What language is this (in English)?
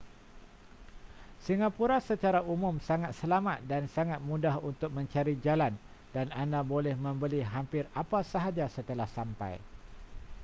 Malay